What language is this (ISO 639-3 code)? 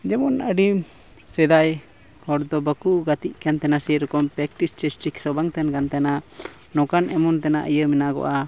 sat